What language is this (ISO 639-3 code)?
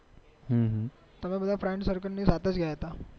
guj